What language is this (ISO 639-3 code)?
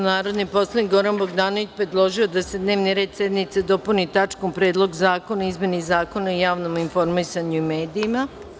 srp